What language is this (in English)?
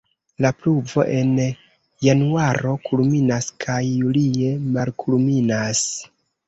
Esperanto